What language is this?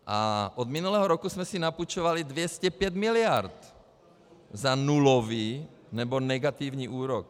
Czech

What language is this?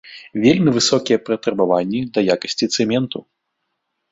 Belarusian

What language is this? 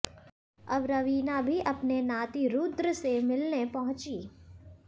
Hindi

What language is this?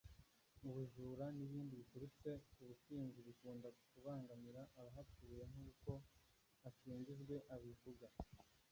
Kinyarwanda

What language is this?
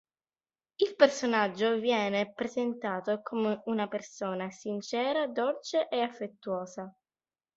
Italian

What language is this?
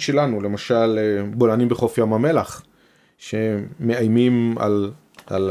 Hebrew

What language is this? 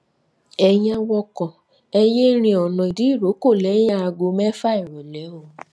Yoruba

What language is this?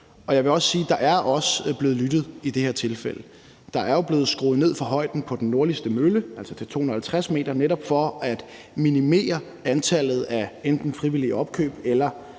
Danish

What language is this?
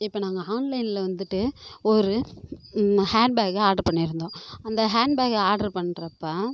Tamil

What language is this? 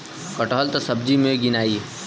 Bhojpuri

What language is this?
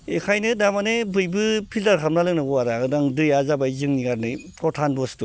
Bodo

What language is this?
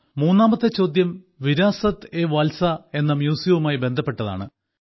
Malayalam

